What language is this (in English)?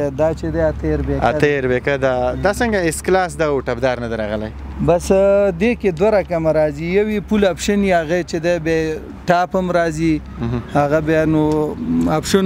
Persian